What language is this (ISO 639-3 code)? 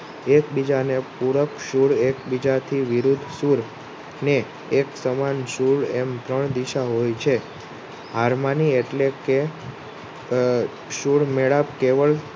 guj